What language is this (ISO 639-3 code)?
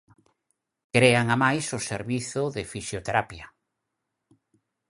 glg